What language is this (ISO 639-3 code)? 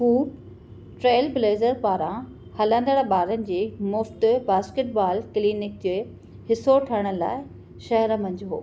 snd